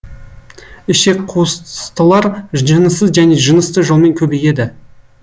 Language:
Kazakh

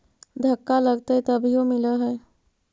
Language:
Magahi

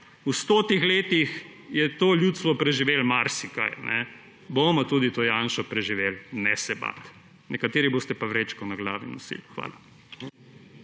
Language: Slovenian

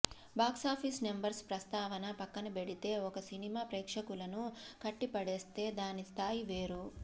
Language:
Telugu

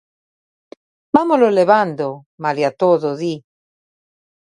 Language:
Galician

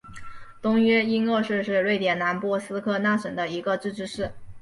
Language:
Chinese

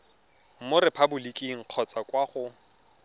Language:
Tswana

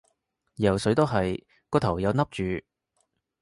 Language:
Cantonese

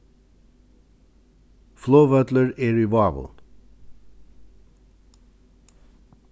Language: Faroese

